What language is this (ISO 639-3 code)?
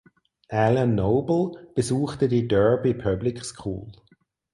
deu